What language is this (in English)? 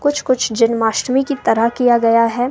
Hindi